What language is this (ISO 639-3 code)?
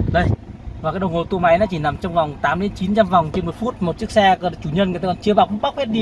vie